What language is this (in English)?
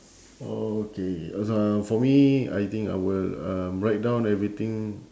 English